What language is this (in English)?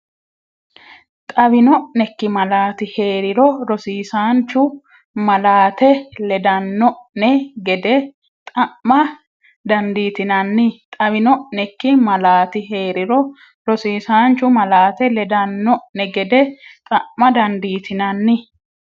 Sidamo